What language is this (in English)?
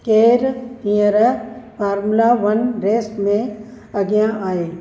Sindhi